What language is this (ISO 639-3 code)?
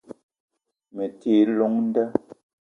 eto